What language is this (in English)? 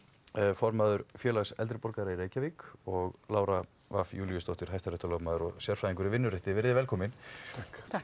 Icelandic